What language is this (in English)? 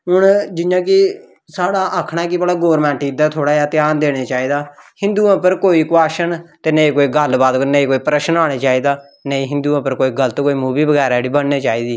Dogri